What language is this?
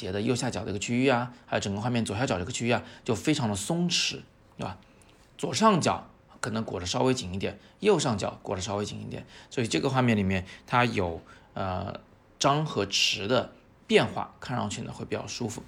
Chinese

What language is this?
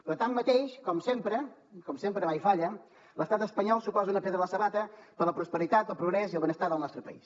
Catalan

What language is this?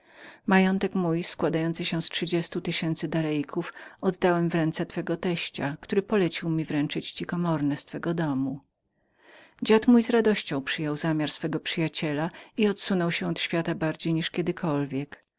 Polish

